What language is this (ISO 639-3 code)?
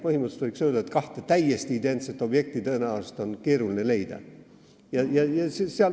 est